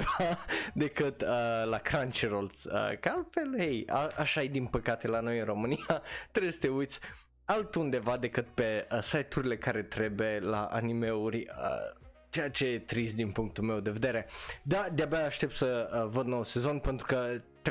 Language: Romanian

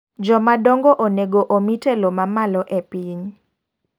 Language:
Luo (Kenya and Tanzania)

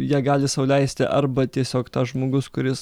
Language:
Lithuanian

